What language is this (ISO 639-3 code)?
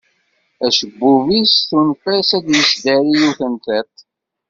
kab